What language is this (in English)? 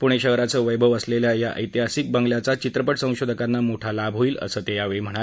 Marathi